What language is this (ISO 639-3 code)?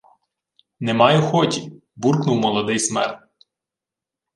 ukr